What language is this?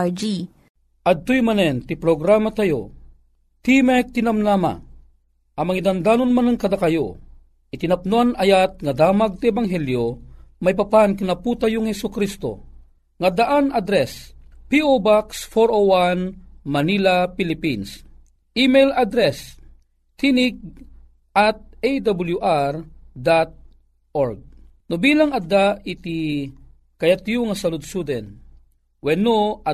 Filipino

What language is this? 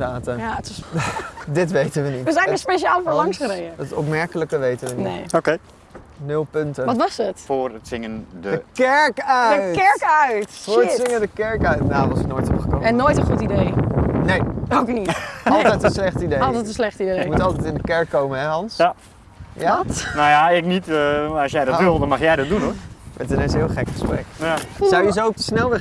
Dutch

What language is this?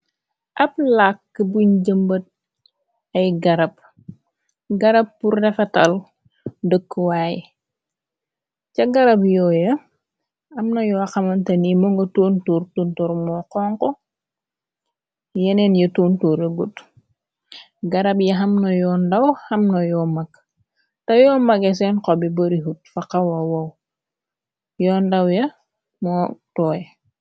Wolof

